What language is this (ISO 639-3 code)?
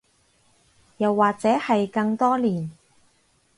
yue